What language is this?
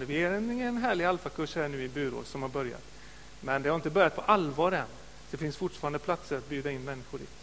Swedish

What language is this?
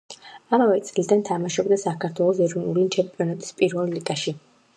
Georgian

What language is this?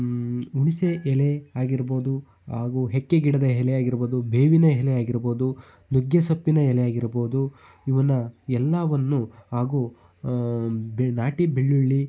Kannada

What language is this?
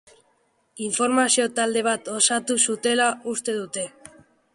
Basque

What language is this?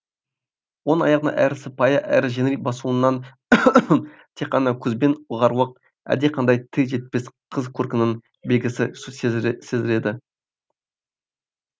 Kazakh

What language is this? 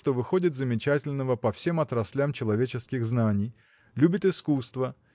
Russian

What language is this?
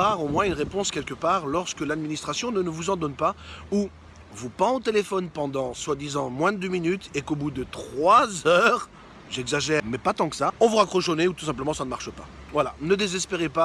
French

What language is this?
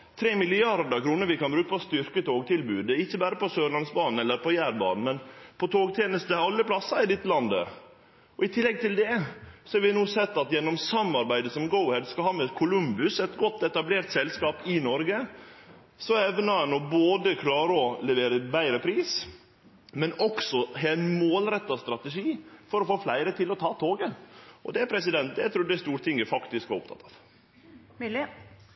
Norwegian Nynorsk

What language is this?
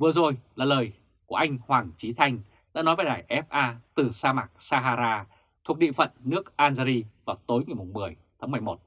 Vietnamese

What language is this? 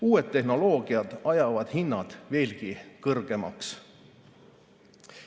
Estonian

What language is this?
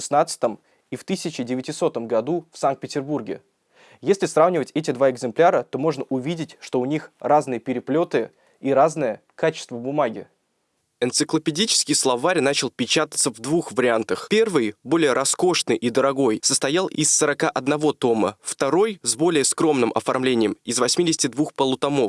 Russian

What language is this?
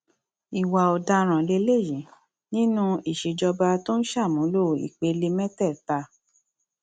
Yoruba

